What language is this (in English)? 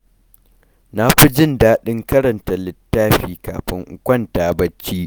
Hausa